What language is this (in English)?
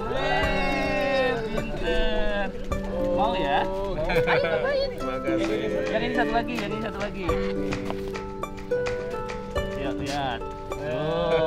Indonesian